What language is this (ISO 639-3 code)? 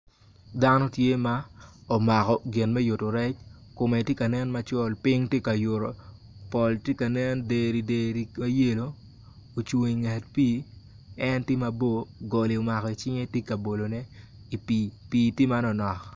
ach